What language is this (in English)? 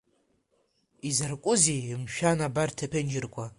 Abkhazian